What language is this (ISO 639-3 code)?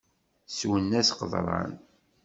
kab